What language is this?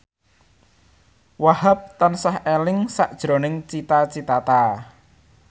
Javanese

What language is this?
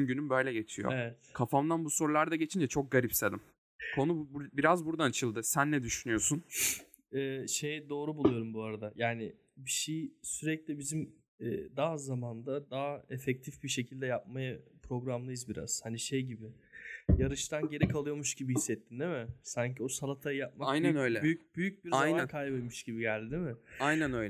Turkish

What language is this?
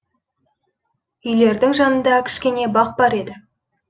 Kazakh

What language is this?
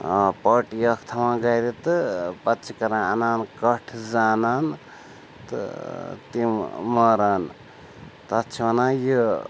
Kashmiri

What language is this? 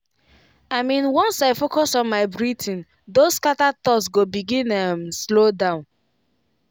Nigerian Pidgin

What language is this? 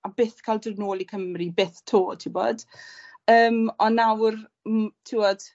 Welsh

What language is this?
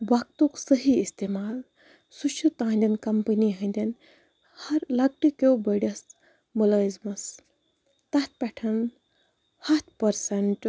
Kashmiri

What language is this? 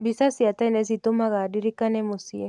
Kikuyu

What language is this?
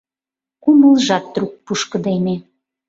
Mari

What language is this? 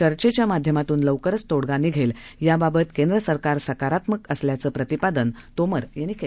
Marathi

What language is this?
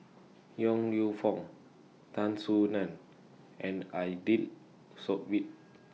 English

